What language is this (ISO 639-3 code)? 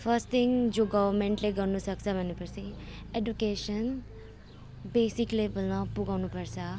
nep